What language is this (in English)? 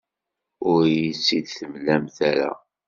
Kabyle